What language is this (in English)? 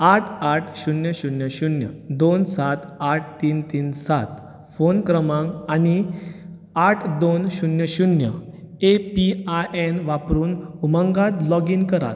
Konkani